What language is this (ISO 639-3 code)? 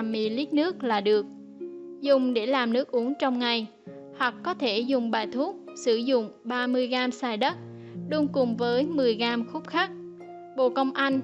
vie